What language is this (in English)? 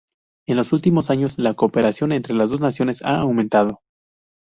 Spanish